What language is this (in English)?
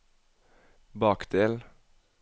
Norwegian